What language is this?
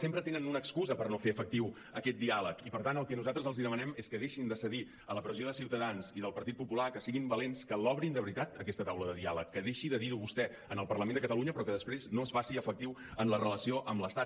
Catalan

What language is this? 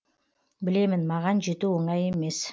Kazakh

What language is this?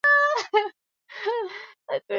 Swahili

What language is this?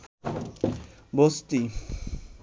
Bangla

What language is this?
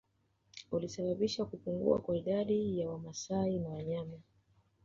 Swahili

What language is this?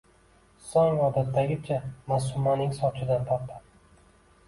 Uzbek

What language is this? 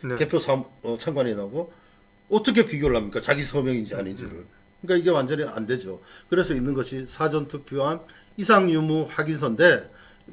Korean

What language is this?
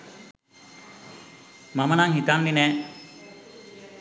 Sinhala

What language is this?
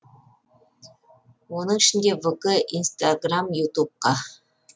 Kazakh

